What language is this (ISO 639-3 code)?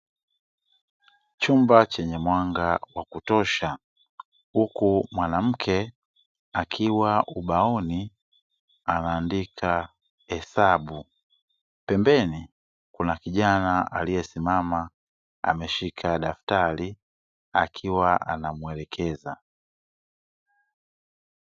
swa